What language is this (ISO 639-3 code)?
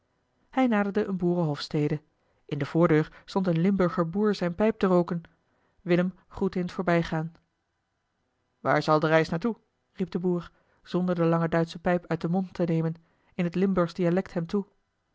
nld